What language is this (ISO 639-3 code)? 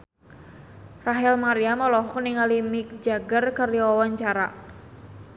sun